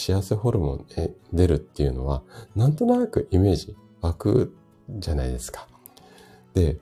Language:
Japanese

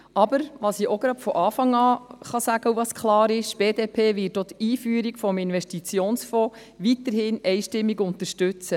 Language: Swiss German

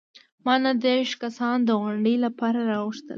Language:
Pashto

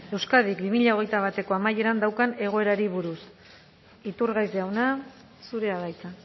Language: Basque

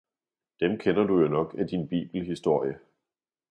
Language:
Danish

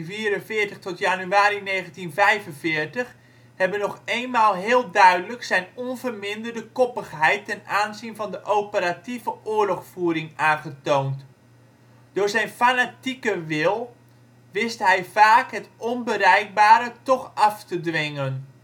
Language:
Dutch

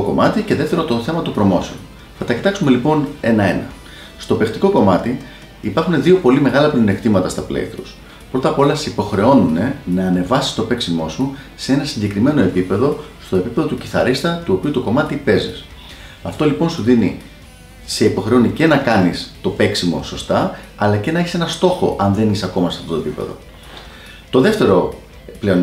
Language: Greek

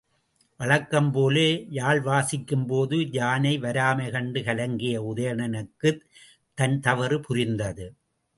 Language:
Tamil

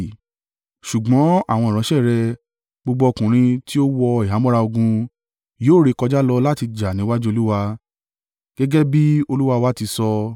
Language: Yoruba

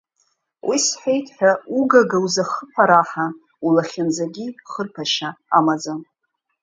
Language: Abkhazian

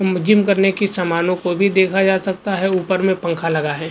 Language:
Hindi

